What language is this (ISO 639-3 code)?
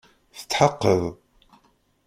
kab